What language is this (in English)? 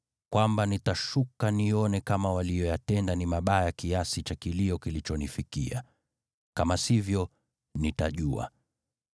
Swahili